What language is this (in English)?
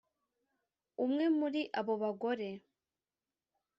Kinyarwanda